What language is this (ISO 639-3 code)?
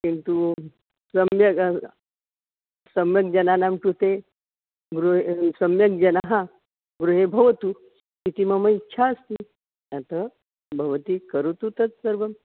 san